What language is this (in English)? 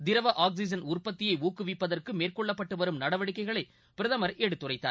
Tamil